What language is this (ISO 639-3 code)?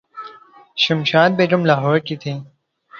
urd